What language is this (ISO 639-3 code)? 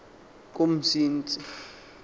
xho